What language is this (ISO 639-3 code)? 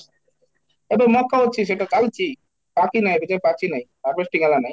ori